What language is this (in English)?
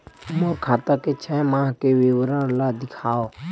Chhattisgarhi